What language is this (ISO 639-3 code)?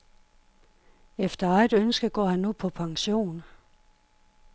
dan